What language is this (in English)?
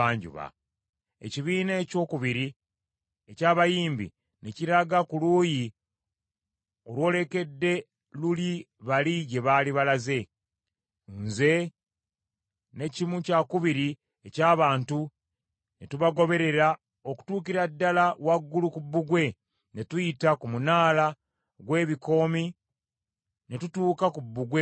Ganda